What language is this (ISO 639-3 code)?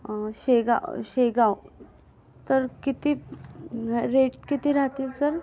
mar